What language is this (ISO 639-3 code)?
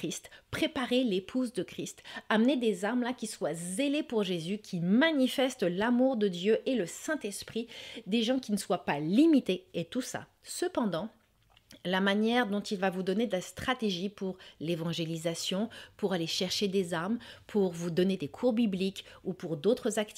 fra